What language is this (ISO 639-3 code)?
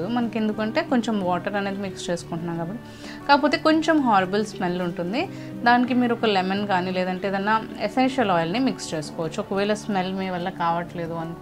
tel